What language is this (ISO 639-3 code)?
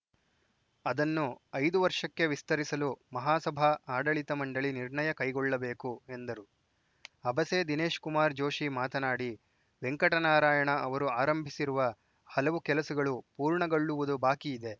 kan